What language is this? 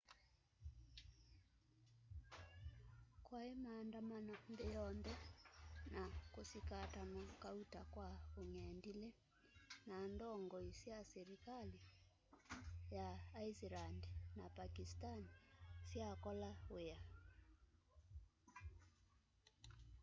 Kamba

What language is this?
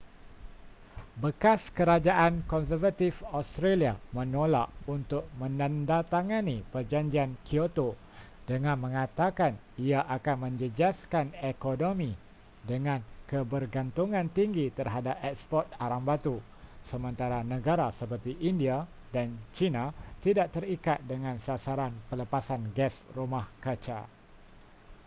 Malay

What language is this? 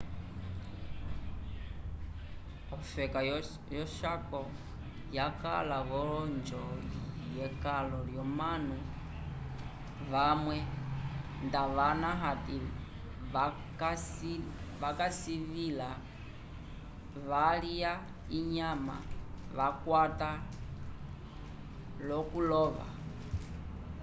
Umbundu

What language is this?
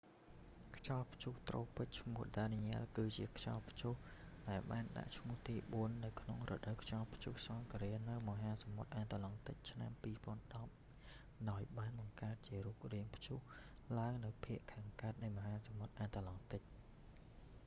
Khmer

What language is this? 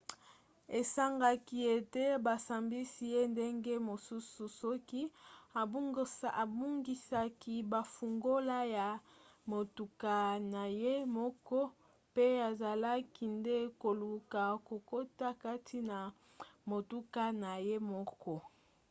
Lingala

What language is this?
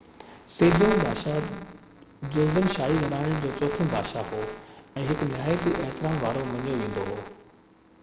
Sindhi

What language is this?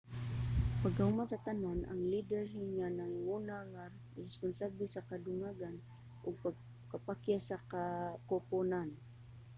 Cebuano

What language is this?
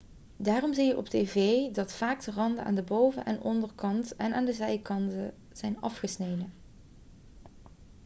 Dutch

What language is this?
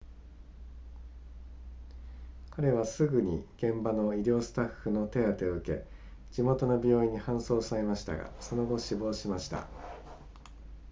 Japanese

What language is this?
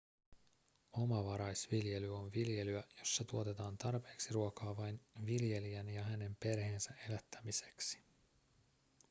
Finnish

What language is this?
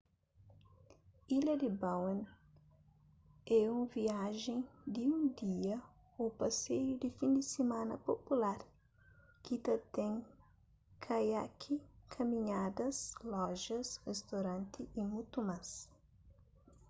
Kabuverdianu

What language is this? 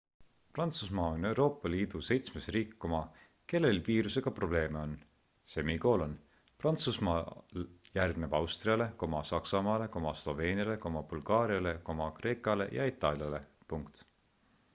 Estonian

